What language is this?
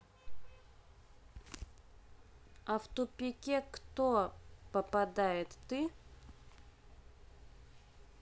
Russian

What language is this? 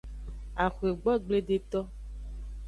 Aja (Benin)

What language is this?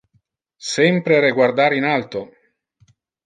Interlingua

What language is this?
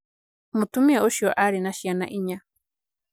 Kikuyu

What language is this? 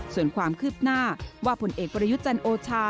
Thai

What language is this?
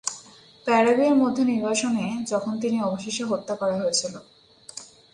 Bangla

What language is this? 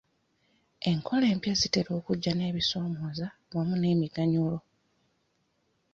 Ganda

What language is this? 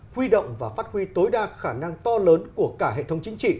Vietnamese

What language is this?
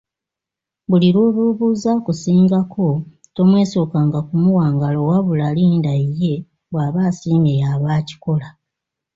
Ganda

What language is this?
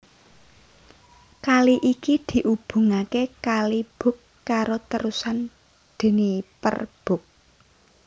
Javanese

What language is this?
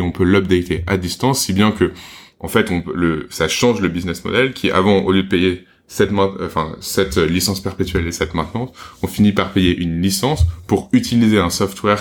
French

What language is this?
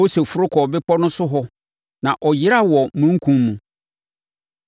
Akan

